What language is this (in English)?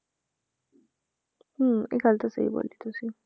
Punjabi